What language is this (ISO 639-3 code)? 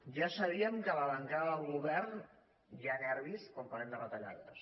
cat